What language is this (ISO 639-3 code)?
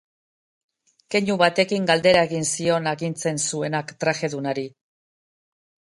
eus